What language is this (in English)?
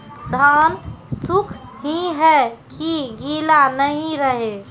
Maithili